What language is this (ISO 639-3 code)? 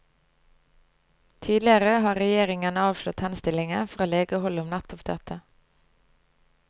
nor